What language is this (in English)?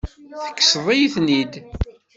Kabyle